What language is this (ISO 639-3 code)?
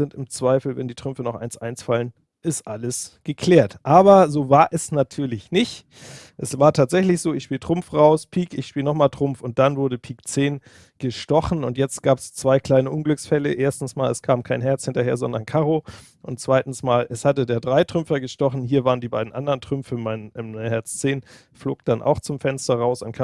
deu